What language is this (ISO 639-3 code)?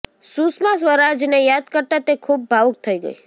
guj